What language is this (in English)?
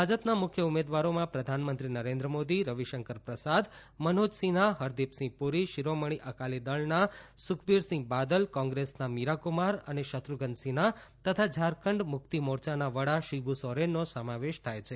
Gujarati